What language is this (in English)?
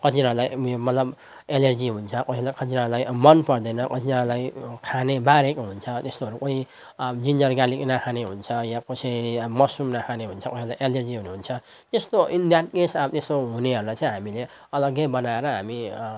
Nepali